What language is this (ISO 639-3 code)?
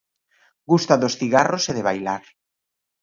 glg